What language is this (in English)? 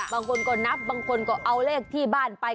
Thai